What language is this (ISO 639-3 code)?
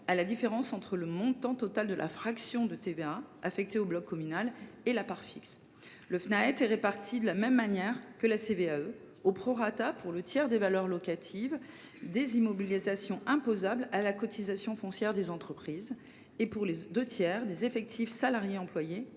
fra